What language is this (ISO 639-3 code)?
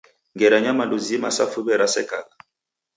dav